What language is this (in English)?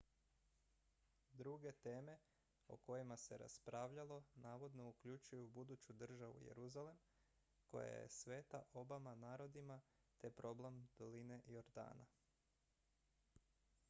Croatian